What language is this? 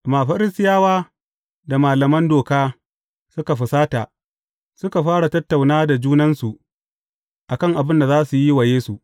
Hausa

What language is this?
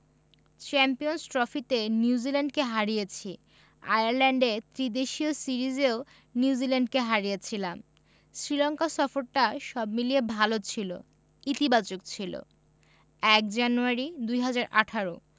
Bangla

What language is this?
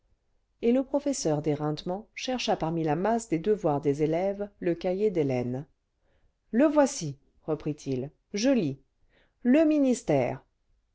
French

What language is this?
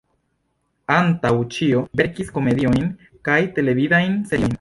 Esperanto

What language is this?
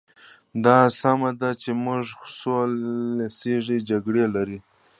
Pashto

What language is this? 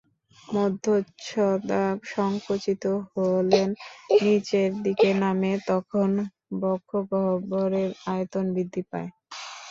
Bangla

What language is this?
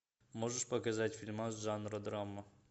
Russian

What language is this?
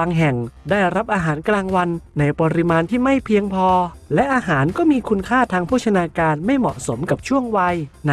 Thai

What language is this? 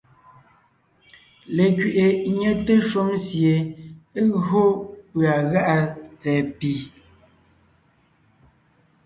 Ngiemboon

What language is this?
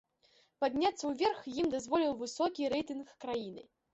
Belarusian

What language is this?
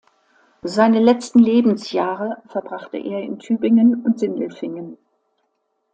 German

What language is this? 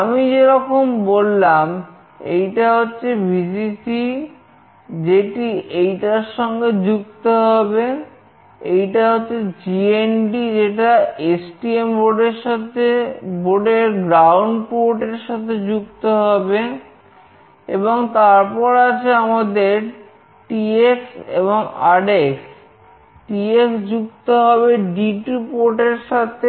Bangla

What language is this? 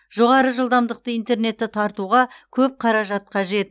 Kazakh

